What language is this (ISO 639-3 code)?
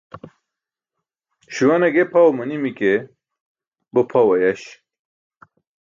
bsk